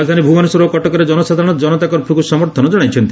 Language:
Odia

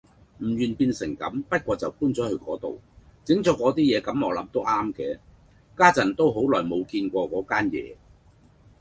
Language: Cantonese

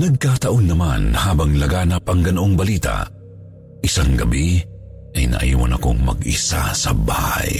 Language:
Filipino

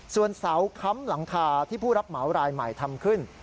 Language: Thai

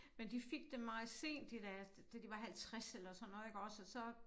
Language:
Danish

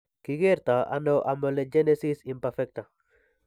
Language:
Kalenjin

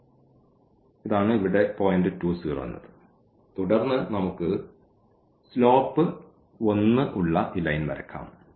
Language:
Malayalam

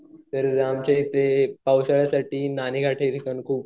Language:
Marathi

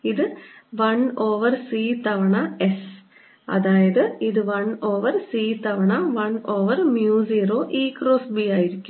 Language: Malayalam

